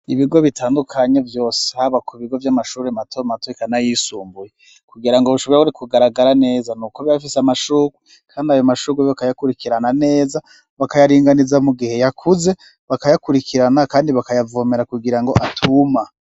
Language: Rundi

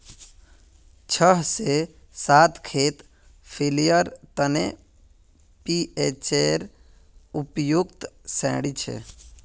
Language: Magahi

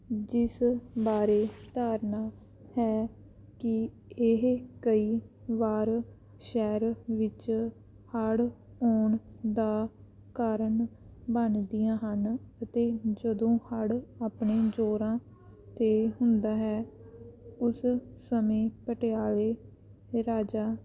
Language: Punjabi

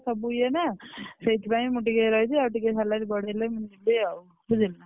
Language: Odia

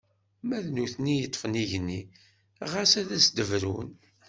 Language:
Kabyle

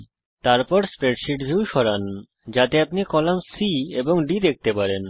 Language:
Bangla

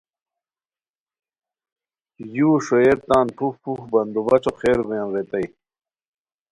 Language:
Khowar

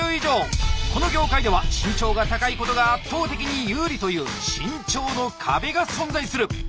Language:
Japanese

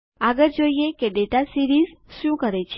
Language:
Gujarati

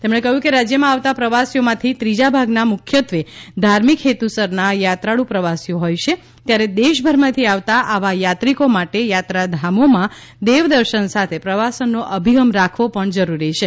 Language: Gujarati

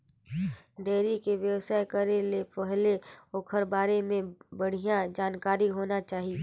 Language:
Chhattisgarhi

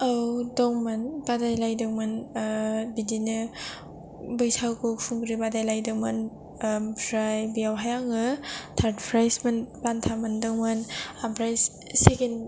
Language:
Bodo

